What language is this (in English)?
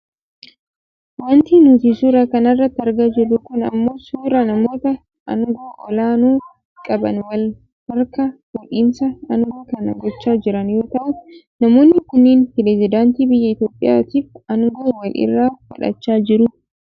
Oromo